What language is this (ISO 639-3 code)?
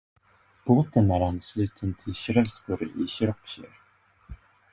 swe